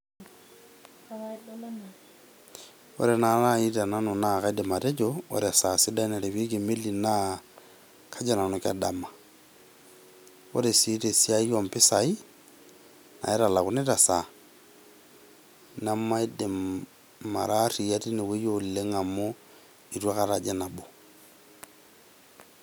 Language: Masai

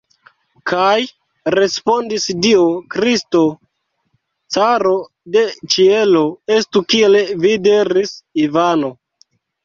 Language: Esperanto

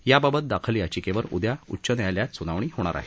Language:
Marathi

